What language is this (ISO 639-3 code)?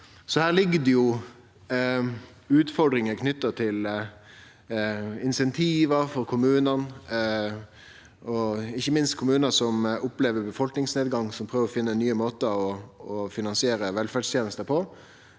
nor